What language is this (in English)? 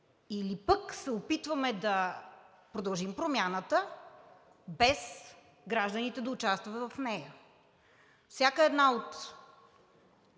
Bulgarian